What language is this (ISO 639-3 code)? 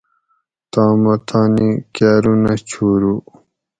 gwc